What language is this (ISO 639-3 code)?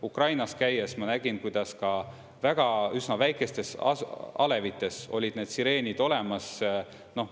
est